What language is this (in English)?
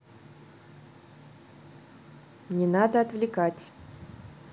Russian